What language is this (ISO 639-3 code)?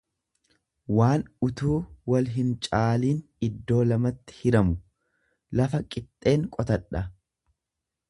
orm